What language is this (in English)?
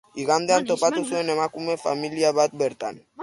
Basque